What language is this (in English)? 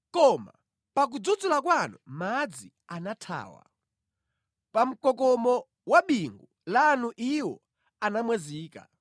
Nyanja